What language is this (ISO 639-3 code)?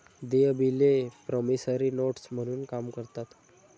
mar